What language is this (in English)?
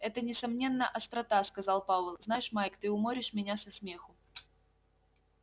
Russian